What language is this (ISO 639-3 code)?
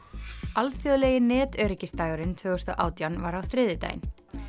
isl